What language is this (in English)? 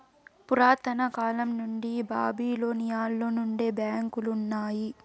Telugu